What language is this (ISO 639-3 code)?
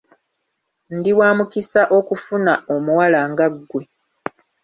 lug